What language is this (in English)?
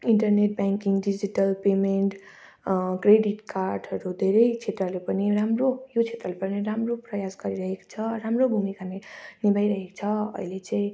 Nepali